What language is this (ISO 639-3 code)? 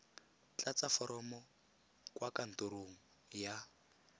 tsn